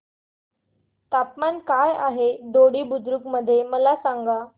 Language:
Marathi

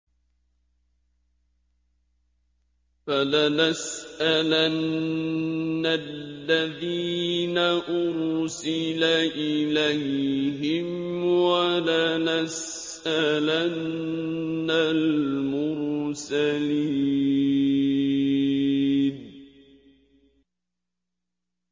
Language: Arabic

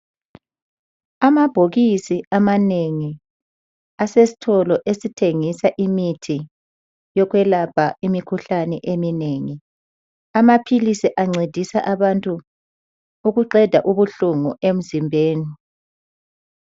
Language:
North Ndebele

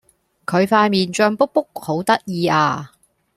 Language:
Cantonese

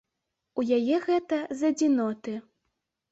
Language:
Belarusian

